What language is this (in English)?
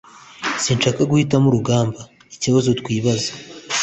Kinyarwanda